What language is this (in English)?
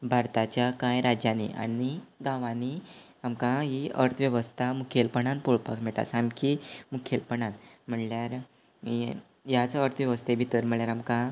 Konkani